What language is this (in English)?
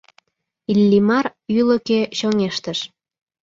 Mari